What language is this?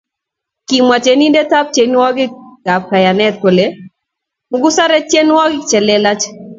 Kalenjin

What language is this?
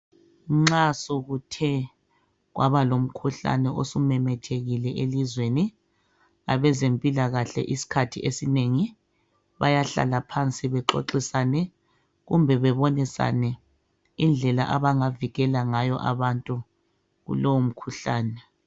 North Ndebele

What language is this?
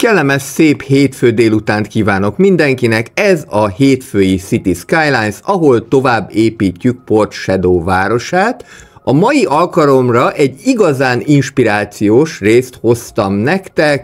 Hungarian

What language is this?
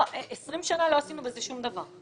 Hebrew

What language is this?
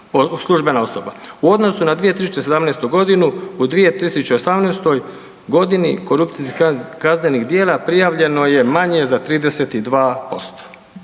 Croatian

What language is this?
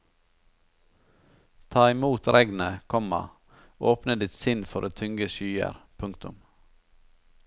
Norwegian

